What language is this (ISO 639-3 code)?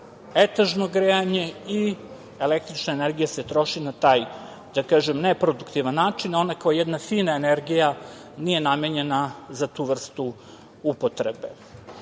srp